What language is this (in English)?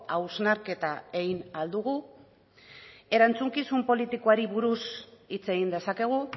Basque